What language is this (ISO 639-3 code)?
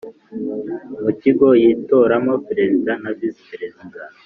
kin